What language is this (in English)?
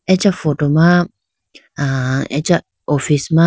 Idu-Mishmi